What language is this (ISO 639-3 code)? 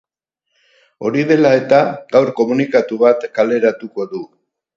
eus